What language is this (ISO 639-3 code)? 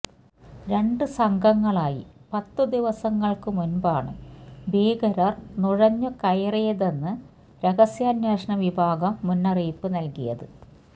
mal